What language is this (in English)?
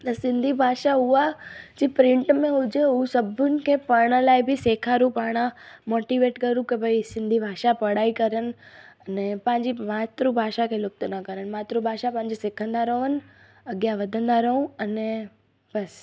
Sindhi